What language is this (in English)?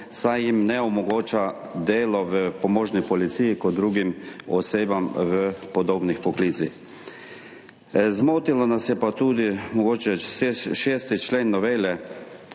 Slovenian